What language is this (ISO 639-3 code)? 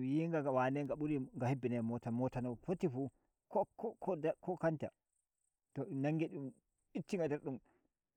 fuv